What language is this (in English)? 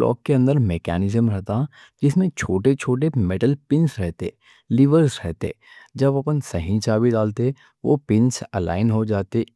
Deccan